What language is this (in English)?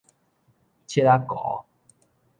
Min Nan Chinese